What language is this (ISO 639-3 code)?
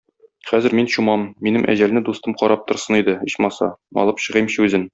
tat